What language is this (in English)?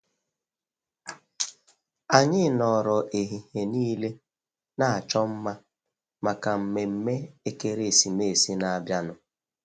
Igbo